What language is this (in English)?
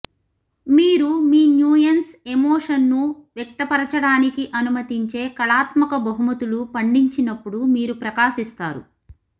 Telugu